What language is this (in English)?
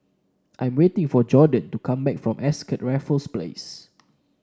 English